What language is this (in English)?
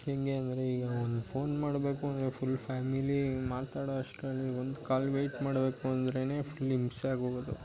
Kannada